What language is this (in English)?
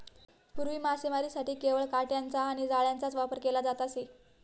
Marathi